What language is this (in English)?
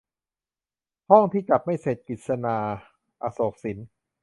Thai